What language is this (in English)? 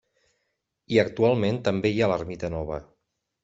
Catalan